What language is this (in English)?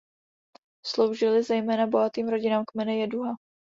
Czech